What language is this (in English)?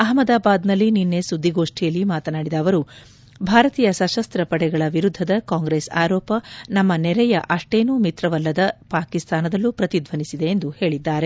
Kannada